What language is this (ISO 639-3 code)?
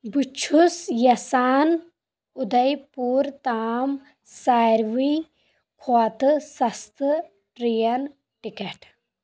kas